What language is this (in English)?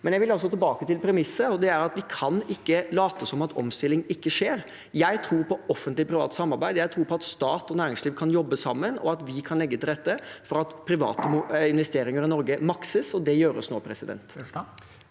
Norwegian